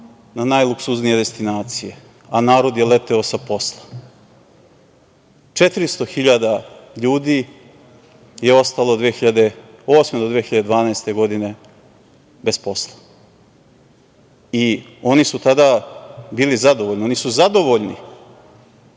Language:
Serbian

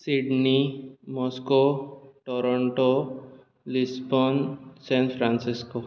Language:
Konkani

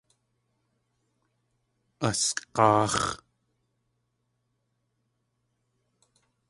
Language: Tlingit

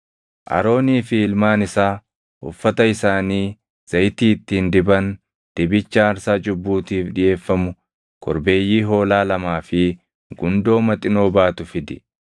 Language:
Oromo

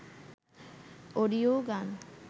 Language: Bangla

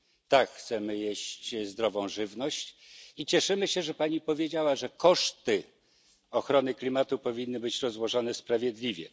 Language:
Polish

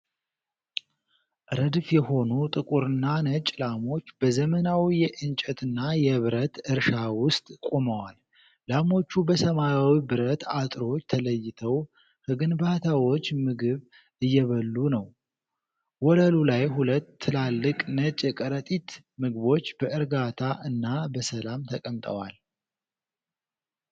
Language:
Amharic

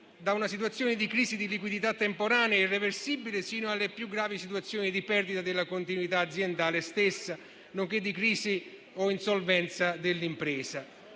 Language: Italian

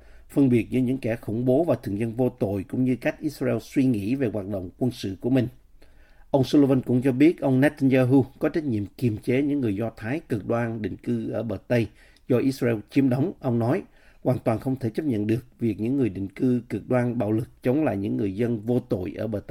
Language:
Vietnamese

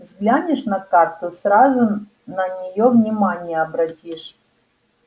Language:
Russian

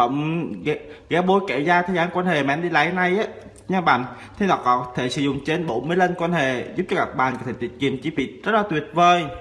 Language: Vietnamese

